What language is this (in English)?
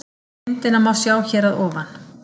Icelandic